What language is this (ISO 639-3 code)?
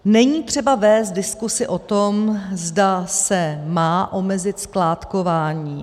ces